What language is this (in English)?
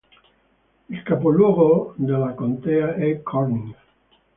Italian